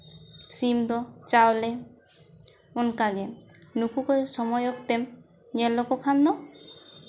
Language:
Santali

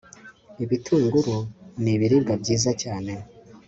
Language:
Kinyarwanda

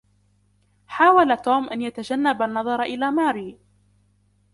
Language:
Arabic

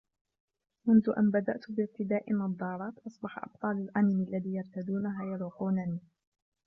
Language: Arabic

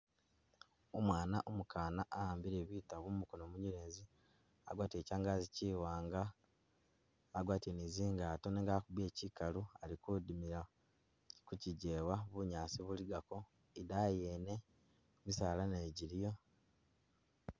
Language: Masaaba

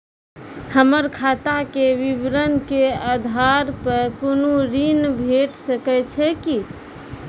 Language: Maithili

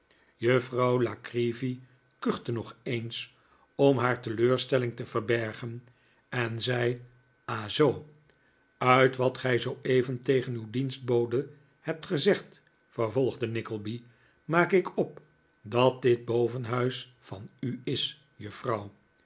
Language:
Dutch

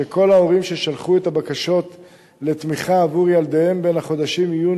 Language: Hebrew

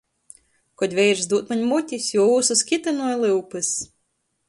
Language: Latgalian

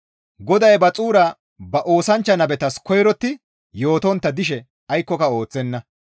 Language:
Gamo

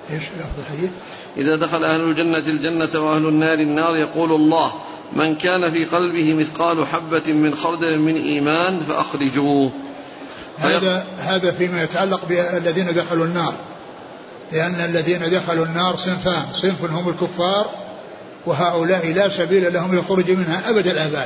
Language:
Arabic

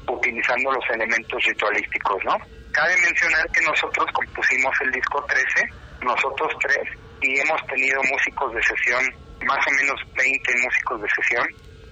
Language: Spanish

